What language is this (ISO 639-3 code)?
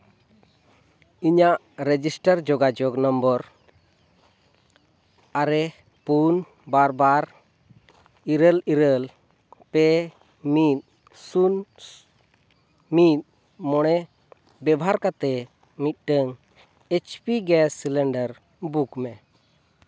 sat